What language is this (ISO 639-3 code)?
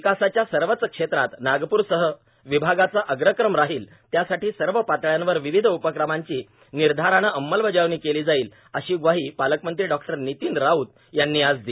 mar